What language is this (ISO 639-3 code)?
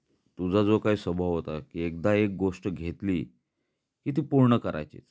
mar